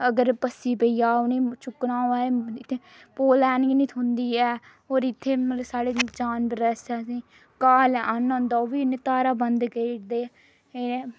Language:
Dogri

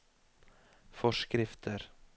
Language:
Norwegian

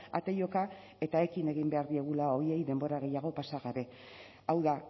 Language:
Basque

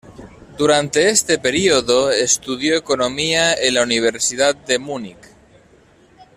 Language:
Spanish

